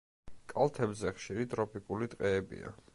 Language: Georgian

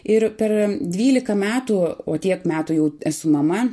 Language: Lithuanian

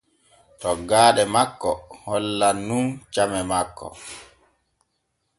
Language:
Borgu Fulfulde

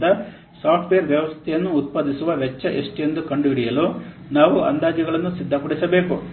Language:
Kannada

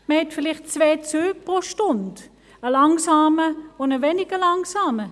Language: Swiss German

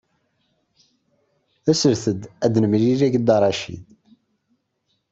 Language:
Kabyle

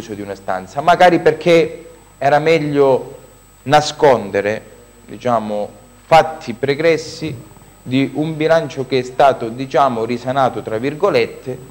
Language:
Italian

